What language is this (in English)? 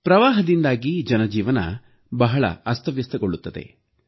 Kannada